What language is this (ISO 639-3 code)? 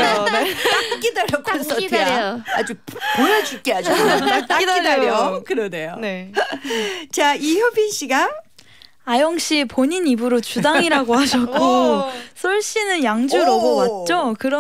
kor